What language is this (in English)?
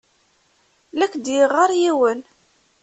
Kabyle